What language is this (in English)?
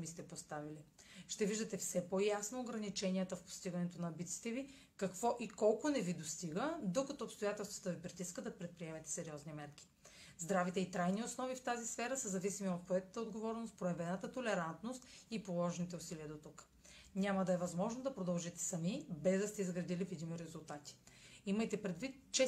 Bulgarian